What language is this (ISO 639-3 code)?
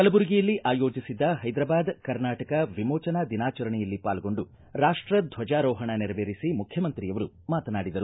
kan